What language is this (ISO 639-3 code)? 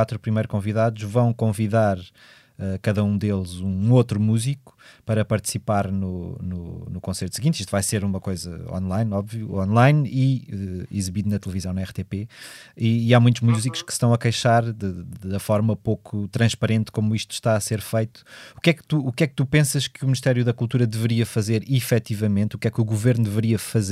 por